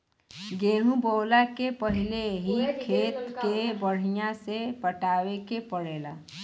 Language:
Bhojpuri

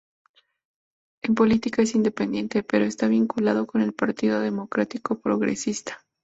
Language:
Spanish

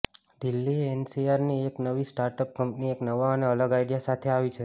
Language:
Gujarati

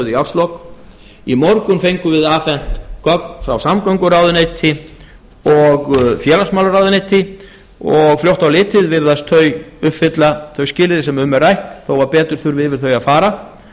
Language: Icelandic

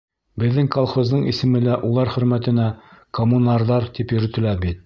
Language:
Bashkir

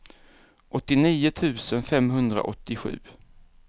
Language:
Swedish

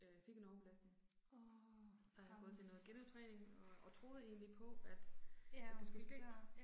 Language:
Danish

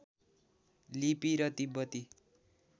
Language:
Nepali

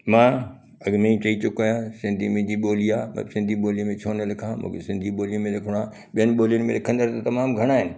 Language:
Sindhi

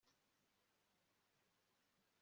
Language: Kinyarwanda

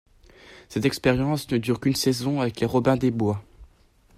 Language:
French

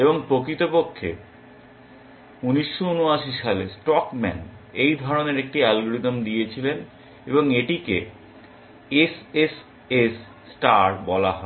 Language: Bangla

